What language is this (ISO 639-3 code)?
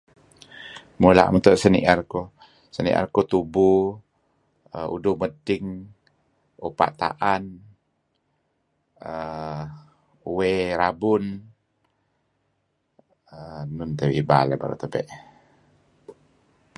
kzi